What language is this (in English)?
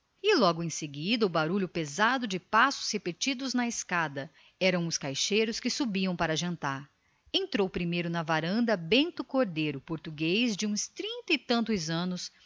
Portuguese